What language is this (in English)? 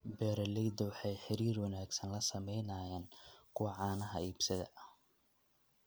Somali